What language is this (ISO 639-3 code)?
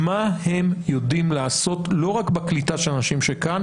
heb